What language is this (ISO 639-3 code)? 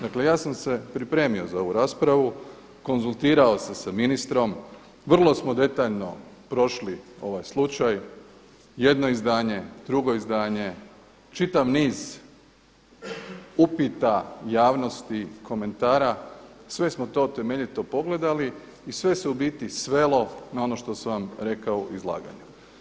hrv